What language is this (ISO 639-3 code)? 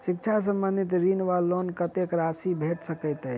mai